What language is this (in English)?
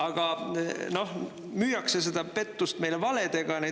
Estonian